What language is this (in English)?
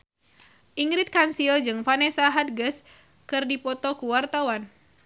Sundanese